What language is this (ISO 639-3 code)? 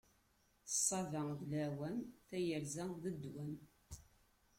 kab